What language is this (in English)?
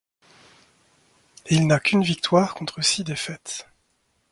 French